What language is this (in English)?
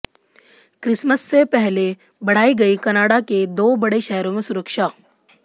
Hindi